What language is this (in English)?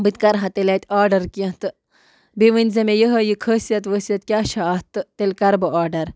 Kashmiri